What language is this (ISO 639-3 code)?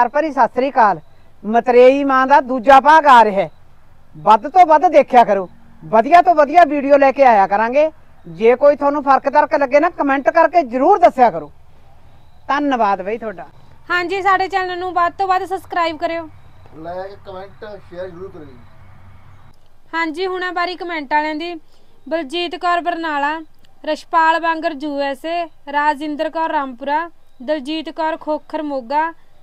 pan